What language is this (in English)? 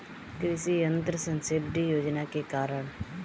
Bhojpuri